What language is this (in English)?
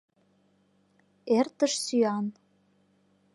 Mari